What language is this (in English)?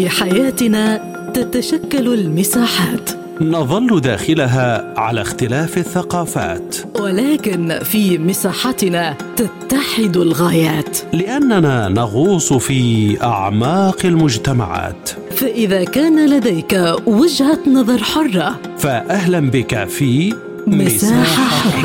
Arabic